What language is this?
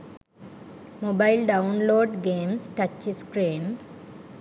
Sinhala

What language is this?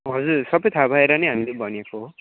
Nepali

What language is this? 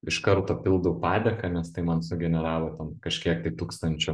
Lithuanian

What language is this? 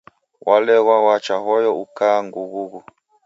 Taita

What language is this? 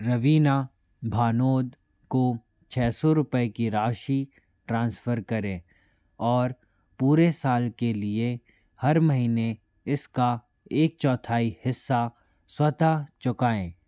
Hindi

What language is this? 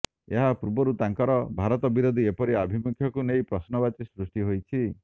Odia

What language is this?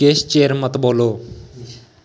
Dogri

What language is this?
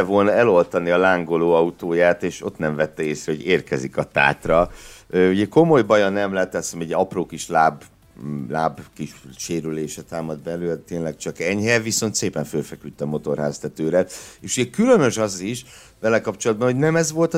Hungarian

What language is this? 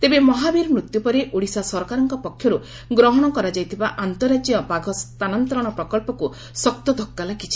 Odia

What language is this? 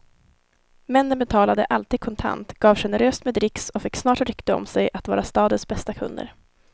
Swedish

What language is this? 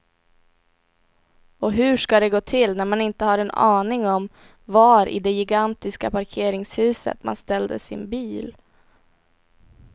Swedish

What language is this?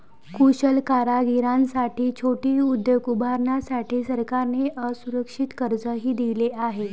Marathi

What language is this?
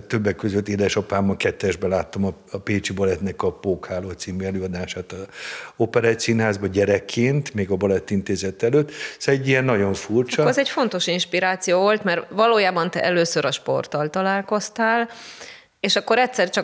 Hungarian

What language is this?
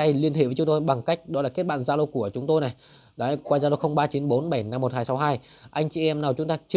Vietnamese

